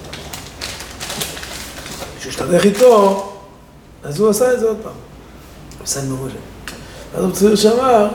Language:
Hebrew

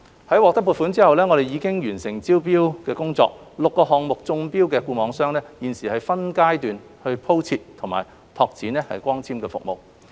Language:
Cantonese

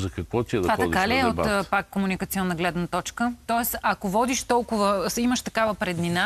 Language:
Bulgarian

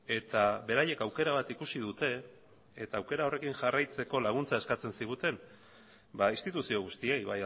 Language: Basque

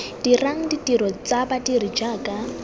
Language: Tswana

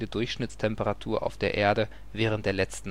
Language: German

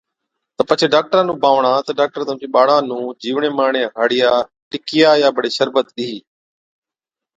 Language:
Od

